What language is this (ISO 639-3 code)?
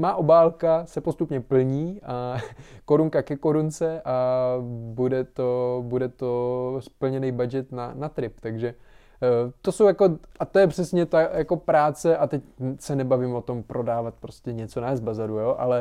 ces